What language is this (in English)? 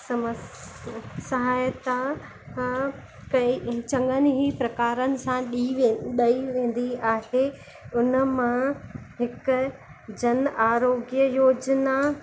Sindhi